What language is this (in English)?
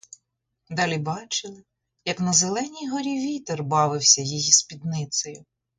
Ukrainian